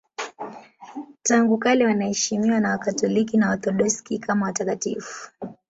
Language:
Swahili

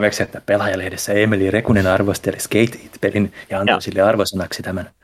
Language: Finnish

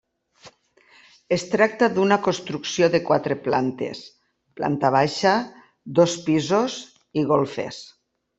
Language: Catalan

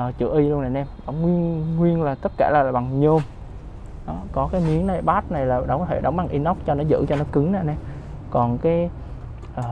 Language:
Vietnamese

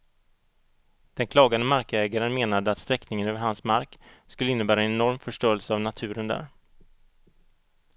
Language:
Swedish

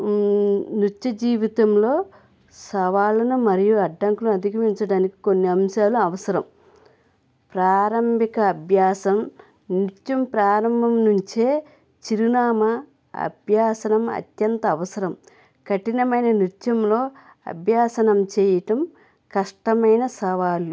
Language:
Telugu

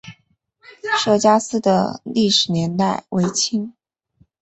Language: Chinese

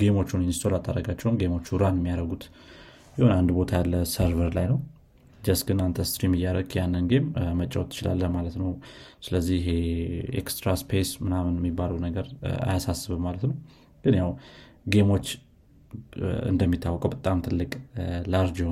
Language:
Amharic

